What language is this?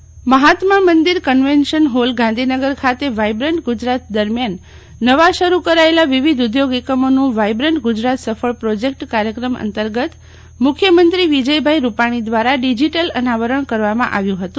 Gujarati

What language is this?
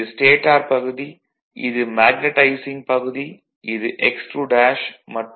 Tamil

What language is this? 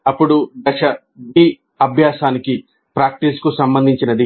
Telugu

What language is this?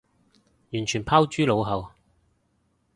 Cantonese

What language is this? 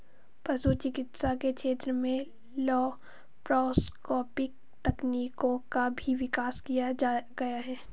Hindi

